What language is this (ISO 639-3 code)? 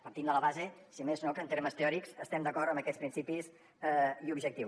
cat